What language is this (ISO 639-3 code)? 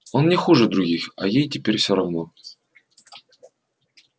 rus